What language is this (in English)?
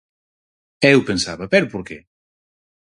Galician